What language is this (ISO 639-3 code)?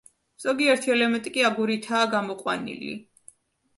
kat